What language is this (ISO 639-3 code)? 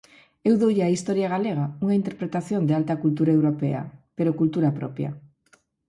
glg